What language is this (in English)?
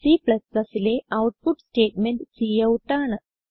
Malayalam